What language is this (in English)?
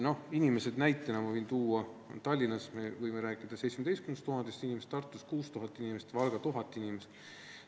Estonian